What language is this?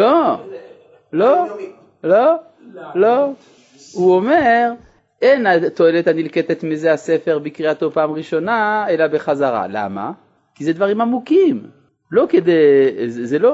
Hebrew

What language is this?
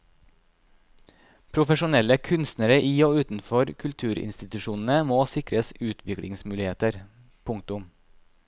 Norwegian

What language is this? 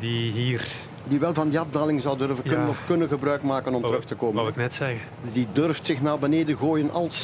Dutch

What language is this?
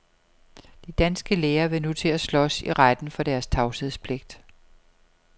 Danish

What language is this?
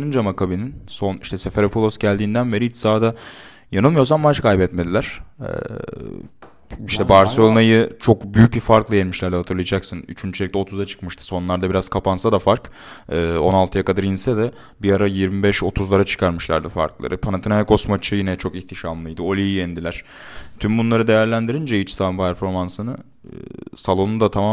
Turkish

